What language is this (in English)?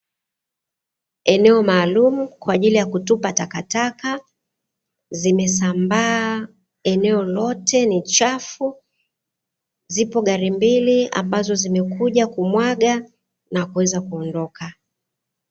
Swahili